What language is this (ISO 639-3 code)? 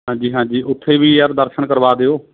pan